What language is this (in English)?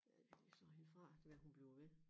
Danish